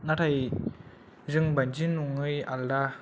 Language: Bodo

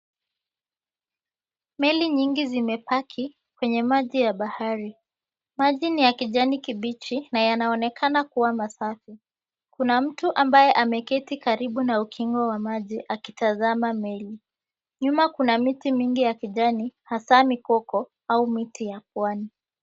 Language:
Swahili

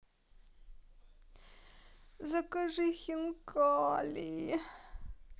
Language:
Russian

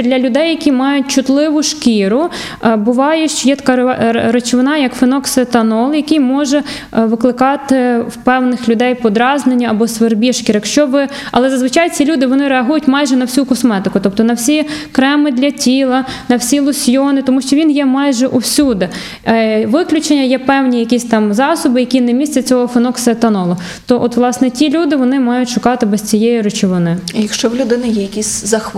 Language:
Ukrainian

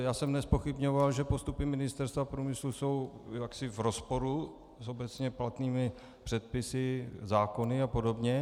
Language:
Czech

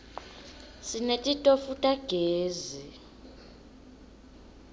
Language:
Swati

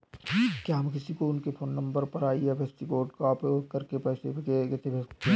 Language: Hindi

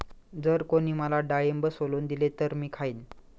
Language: Marathi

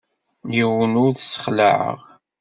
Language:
Kabyle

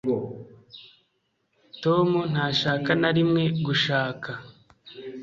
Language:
Kinyarwanda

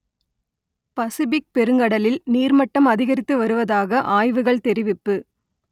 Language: Tamil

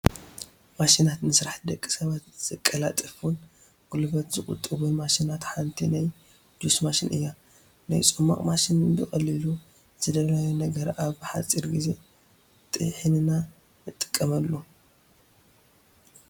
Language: Tigrinya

